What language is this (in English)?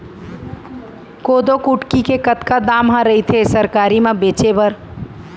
Chhattisgarhi